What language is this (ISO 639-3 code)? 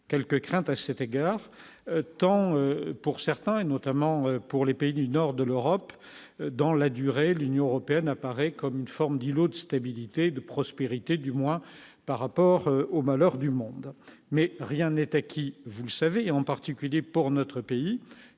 fra